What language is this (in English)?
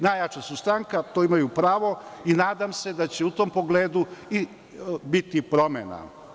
Serbian